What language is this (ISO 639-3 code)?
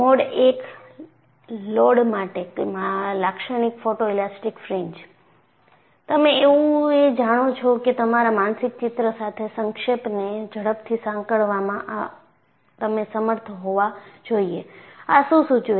guj